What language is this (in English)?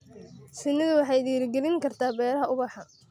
Somali